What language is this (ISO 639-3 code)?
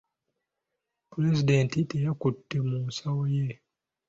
lug